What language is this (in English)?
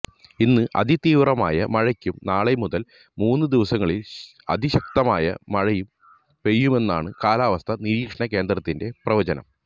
Malayalam